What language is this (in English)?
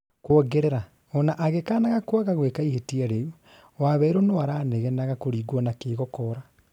Kikuyu